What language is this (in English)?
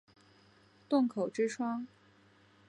Chinese